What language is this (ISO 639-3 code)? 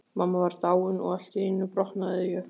isl